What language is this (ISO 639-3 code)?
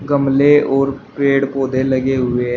hin